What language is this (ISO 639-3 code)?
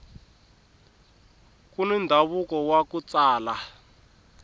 tso